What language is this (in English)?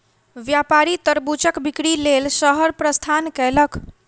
Maithili